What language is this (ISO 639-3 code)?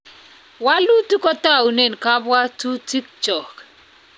kln